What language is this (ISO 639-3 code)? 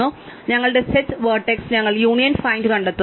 mal